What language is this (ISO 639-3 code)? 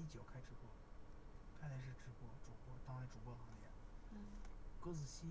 zho